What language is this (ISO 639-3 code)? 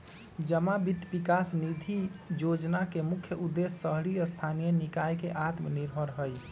mag